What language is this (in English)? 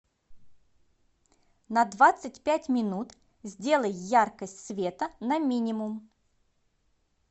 Russian